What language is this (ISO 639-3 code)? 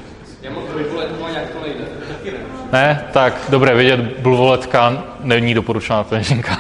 ces